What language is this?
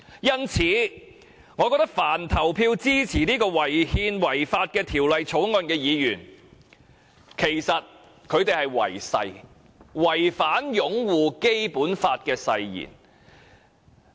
Cantonese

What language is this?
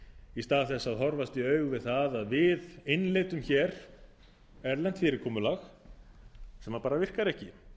Icelandic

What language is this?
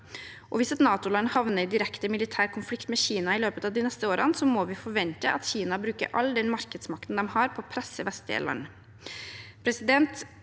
Norwegian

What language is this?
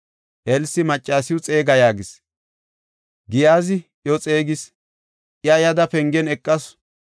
Gofa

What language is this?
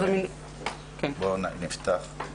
Hebrew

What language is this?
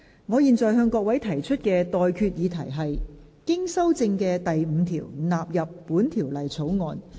Cantonese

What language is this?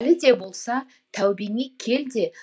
Kazakh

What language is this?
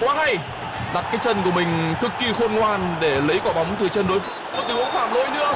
Vietnamese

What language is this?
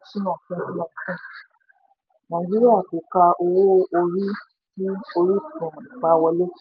Yoruba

